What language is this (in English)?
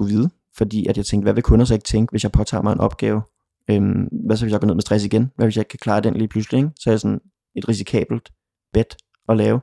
Danish